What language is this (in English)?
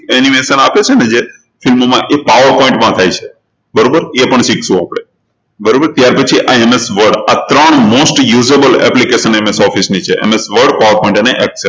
Gujarati